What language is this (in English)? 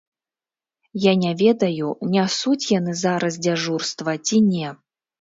Belarusian